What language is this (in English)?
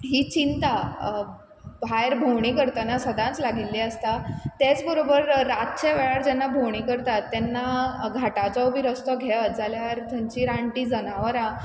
Konkani